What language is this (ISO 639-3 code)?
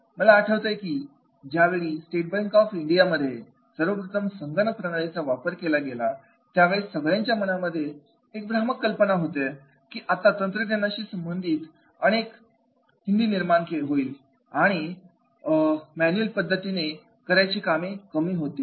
mar